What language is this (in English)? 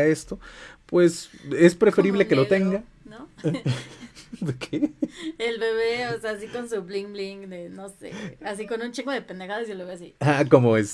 Spanish